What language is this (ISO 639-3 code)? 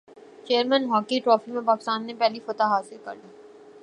urd